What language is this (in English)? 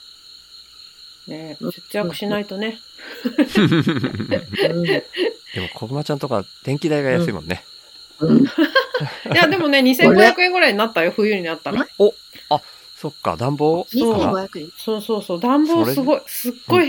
Japanese